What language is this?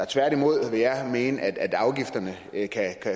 Danish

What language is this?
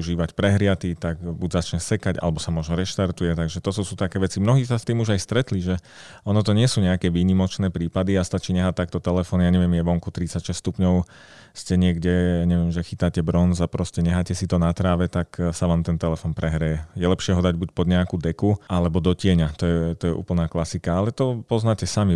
Slovak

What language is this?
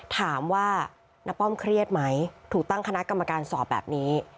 Thai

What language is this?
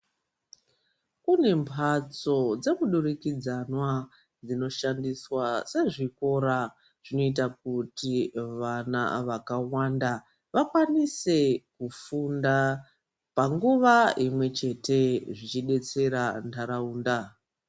Ndau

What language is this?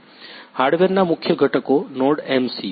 Gujarati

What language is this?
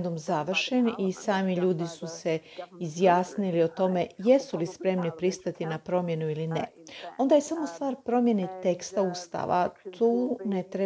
Croatian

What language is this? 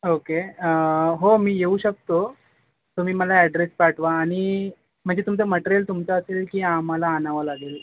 Marathi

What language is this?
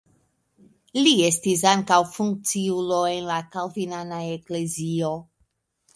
Esperanto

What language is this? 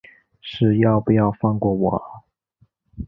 Chinese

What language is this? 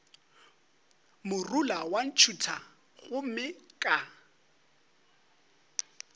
Northern Sotho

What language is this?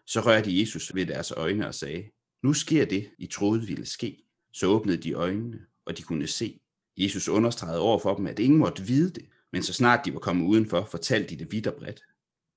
Danish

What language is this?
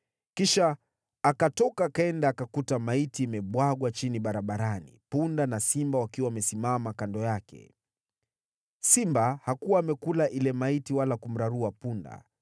Swahili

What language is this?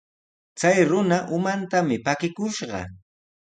Sihuas Ancash Quechua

